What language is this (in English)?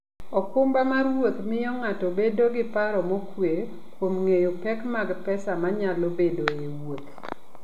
Luo (Kenya and Tanzania)